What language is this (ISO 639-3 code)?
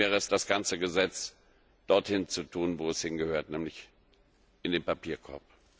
deu